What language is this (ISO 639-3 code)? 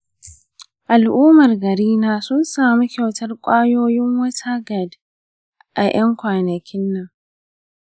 hau